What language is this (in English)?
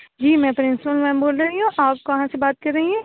Urdu